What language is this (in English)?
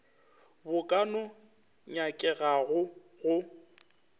Northern Sotho